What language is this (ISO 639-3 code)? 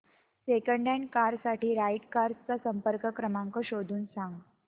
mar